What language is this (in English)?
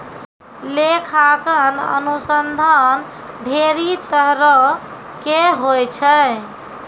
Maithili